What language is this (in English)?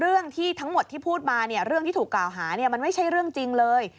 Thai